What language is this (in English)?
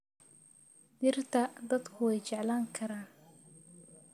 Somali